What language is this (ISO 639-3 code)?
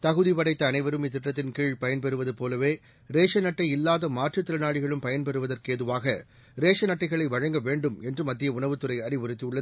tam